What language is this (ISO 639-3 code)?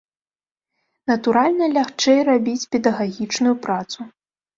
bel